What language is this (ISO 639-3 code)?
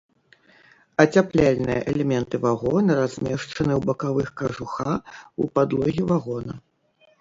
bel